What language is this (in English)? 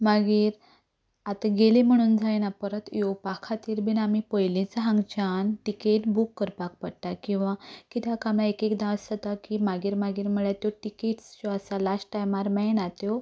Konkani